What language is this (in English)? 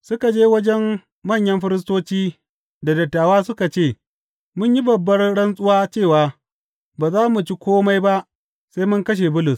Hausa